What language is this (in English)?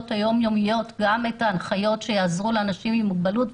Hebrew